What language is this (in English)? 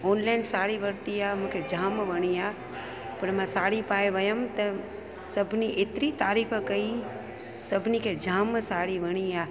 Sindhi